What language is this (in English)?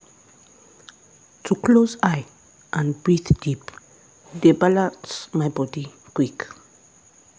Nigerian Pidgin